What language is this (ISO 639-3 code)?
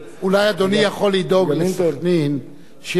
heb